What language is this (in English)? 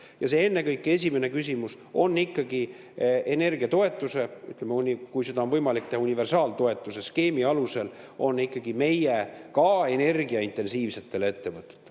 Estonian